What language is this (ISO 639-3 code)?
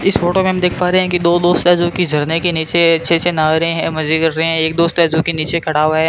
hin